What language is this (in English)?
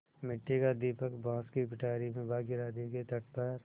Hindi